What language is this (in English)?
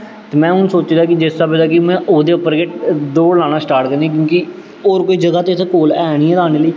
Dogri